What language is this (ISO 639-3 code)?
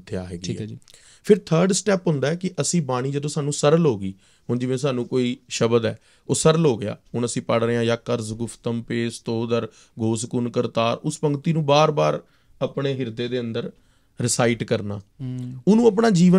pan